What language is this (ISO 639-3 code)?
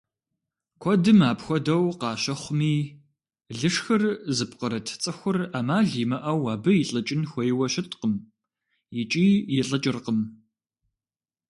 kbd